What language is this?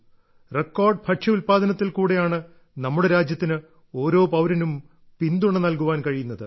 Malayalam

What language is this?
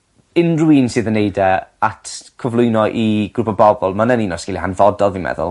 Welsh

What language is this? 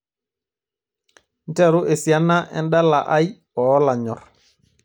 Masai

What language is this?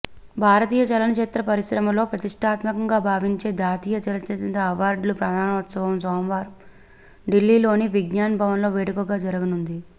Telugu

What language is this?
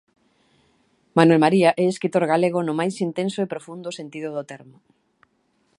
Galician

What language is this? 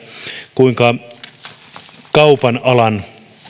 Finnish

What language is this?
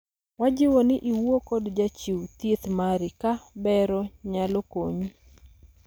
Luo (Kenya and Tanzania)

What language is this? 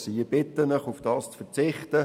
Swiss German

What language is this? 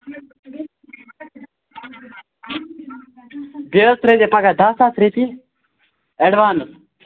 Kashmiri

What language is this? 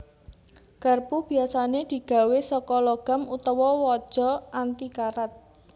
Javanese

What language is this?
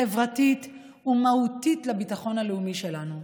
Hebrew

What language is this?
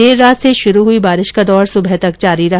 Hindi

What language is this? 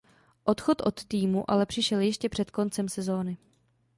Czech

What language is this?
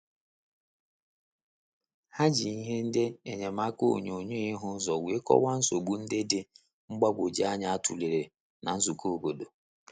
Igbo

